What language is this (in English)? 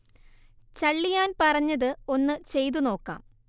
Malayalam